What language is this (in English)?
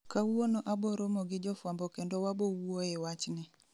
Luo (Kenya and Tanzania)